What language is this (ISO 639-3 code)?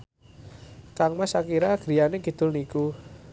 jav